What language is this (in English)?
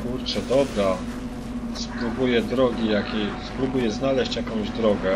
Polish